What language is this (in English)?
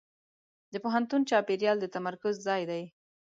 Pashto